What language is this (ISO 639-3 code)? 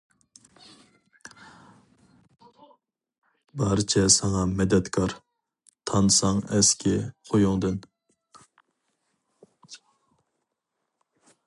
uig